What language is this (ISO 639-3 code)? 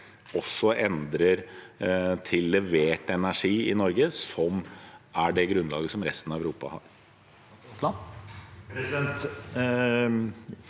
nor